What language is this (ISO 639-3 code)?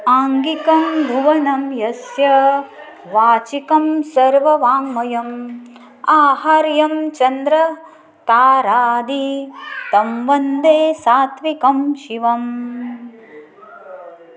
san